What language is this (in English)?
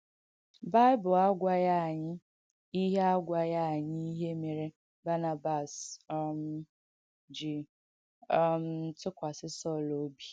Igbo